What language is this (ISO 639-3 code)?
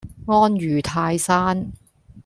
yue